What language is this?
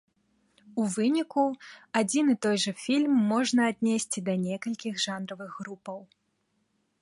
Belarusian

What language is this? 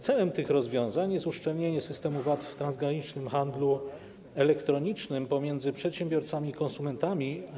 Polish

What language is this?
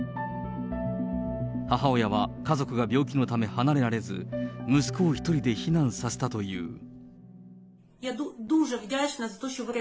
Japanese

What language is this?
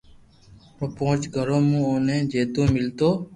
Loarki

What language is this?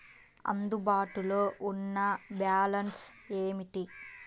Telugu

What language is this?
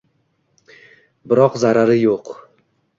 Uzbek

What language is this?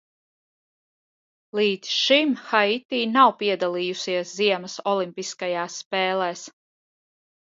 Latvian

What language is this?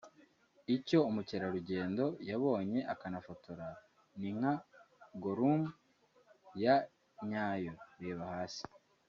Kinyarwanda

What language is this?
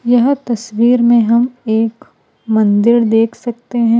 Hindi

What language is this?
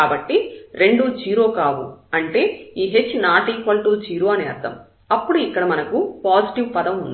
Telugu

